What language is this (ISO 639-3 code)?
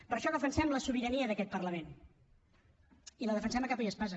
cat